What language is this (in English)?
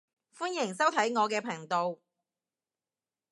Cantonese